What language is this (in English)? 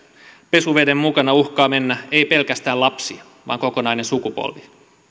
Finnish